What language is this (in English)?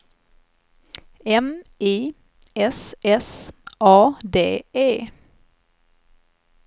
Swedish